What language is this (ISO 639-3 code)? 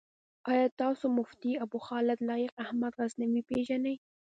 pus